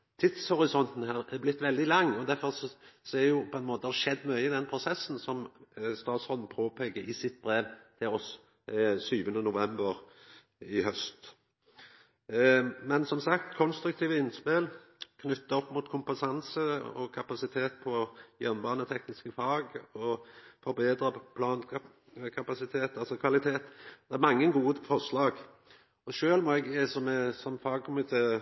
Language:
Norwegian Nynorsk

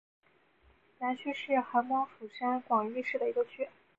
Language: Chinese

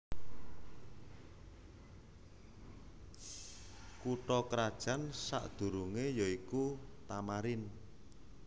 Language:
Javanese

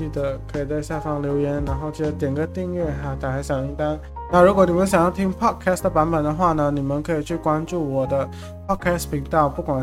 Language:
Chinese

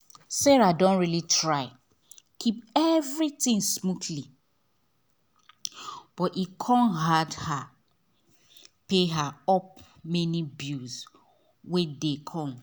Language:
Nigerian Pidgin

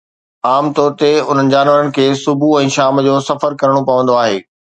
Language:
Sindhi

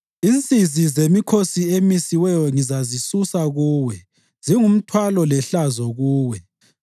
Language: North Ndebele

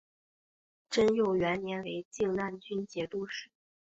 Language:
Chinese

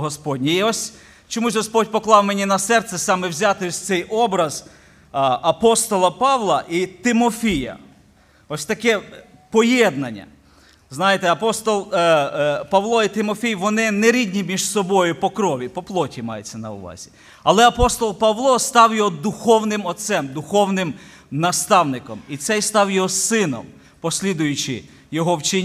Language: Ukrainian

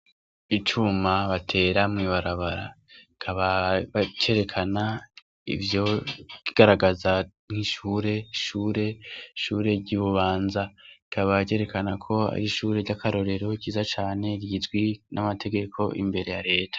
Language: Rundi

